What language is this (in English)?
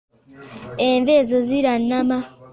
Ganda